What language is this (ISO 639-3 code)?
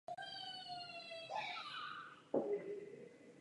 ces